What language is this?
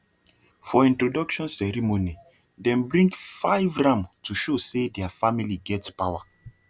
Nigerian Pidgin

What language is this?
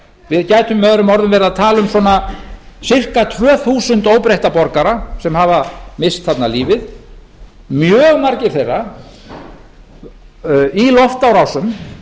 Icelandic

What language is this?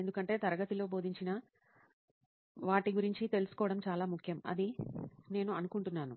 Telugu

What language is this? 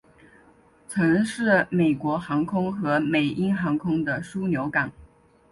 Chinese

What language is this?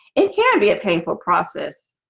English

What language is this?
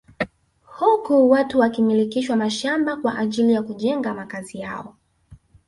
Swahili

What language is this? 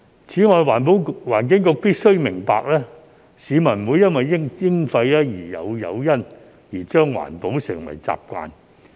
Cantonese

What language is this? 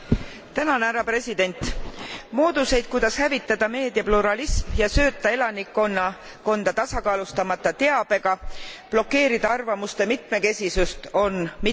Estonian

